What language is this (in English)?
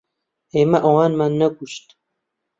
Central Kurdish